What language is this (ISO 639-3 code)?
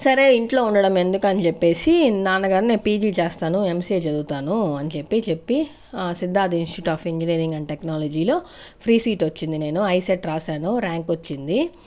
tel